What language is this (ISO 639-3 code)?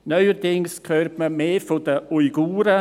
gsw